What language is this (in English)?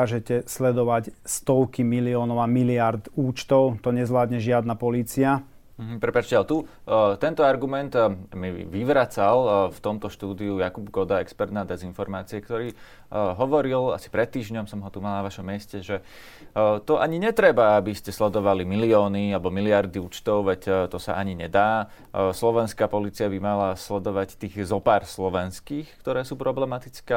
Slovak